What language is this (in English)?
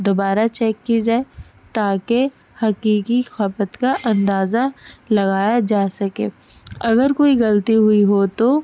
Urdu